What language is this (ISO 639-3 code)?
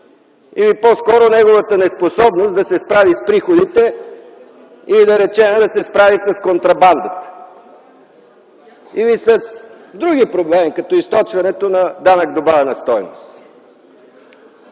bul